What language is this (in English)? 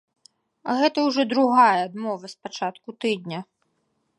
Belarusian